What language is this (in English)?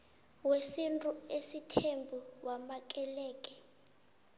South Ndebele